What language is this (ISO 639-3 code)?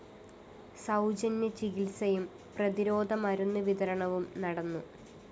mal